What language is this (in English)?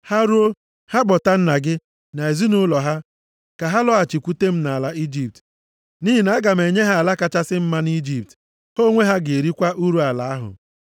Igbo